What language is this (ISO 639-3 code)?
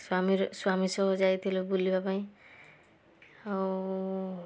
ori